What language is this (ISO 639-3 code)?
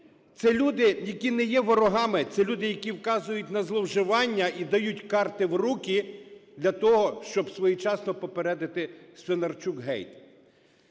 ukr